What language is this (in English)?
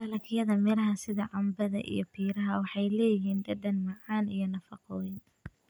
Somali